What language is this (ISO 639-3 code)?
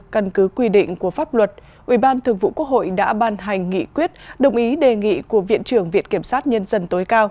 vie